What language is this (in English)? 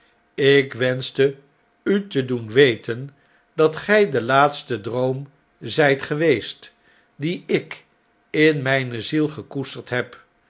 Dutch